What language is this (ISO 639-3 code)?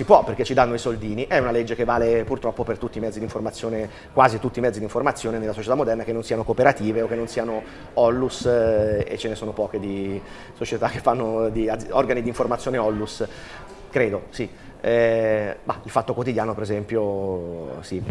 ita